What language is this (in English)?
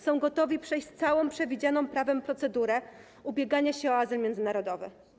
Polish